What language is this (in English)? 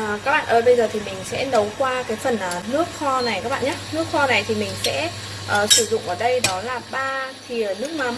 Vietnamese